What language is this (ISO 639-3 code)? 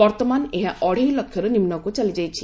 ori